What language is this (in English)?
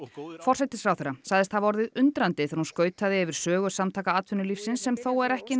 Icelandic